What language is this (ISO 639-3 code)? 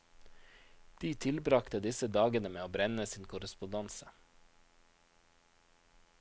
nor